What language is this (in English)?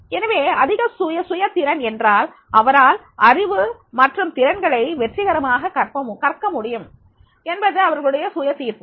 Tamil